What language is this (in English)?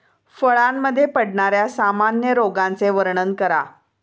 Marathi